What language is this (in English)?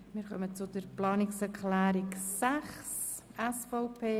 Swiss German